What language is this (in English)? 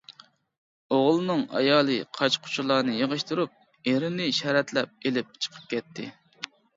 Uyghur